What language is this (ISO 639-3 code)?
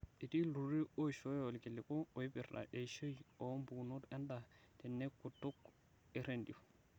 mas